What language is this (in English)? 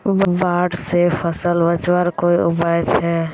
Magahi